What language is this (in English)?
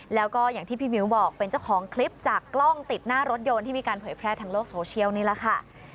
Thai